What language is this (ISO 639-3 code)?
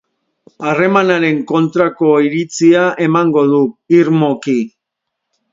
eus